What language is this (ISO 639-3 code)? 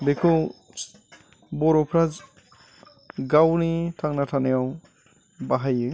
brx